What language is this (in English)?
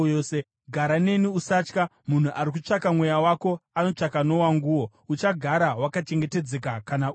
Shona